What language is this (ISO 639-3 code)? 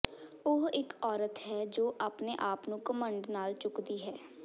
pan